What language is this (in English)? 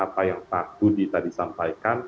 Indonesian